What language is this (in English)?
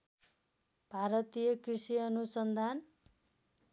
Nepali